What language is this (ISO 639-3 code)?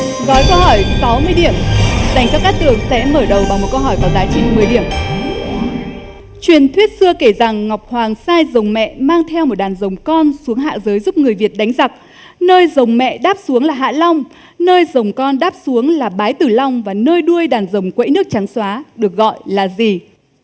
vie